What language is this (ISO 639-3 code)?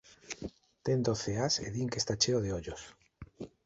glg